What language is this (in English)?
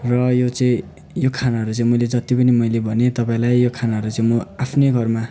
Nepali